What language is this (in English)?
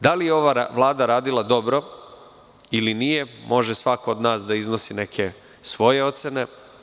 Serbian